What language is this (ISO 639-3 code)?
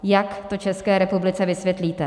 ces